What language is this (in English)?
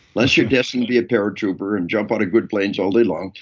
English